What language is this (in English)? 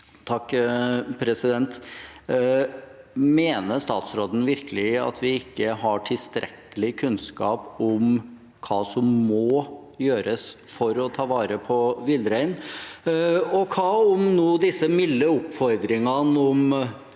Norwegian